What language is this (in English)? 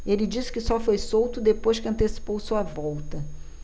Portuguese